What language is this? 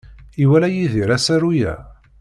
Kabyle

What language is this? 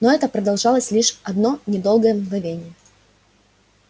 Russian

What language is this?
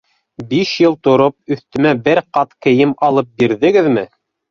Bashkir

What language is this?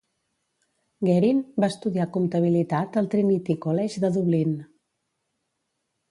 Catalan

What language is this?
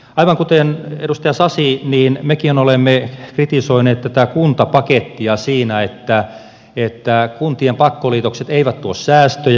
Finnish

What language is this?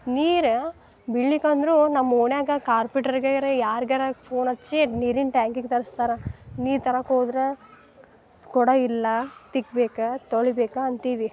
Kannada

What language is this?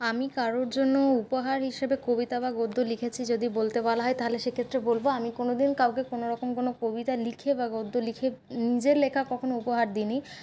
Bangla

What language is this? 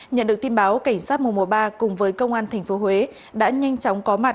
Vietnamese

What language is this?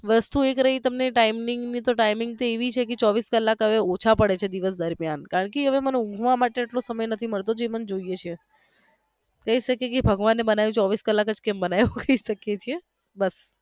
Gujarati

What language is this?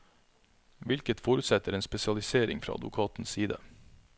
Norwegian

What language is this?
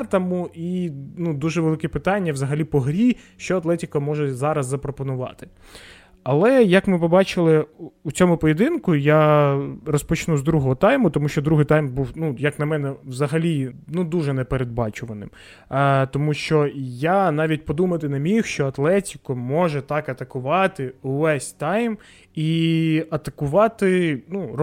Ukrainian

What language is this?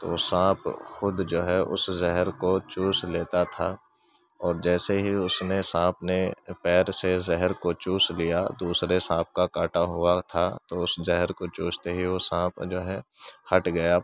Urdu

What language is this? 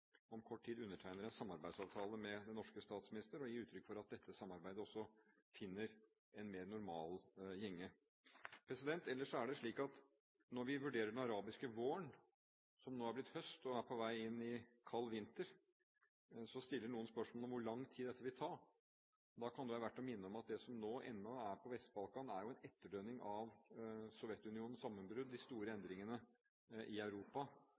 Norwegian Bokmål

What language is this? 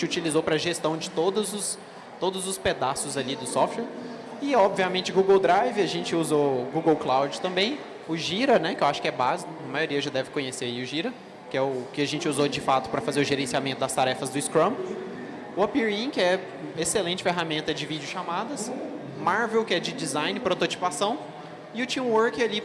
Portuguese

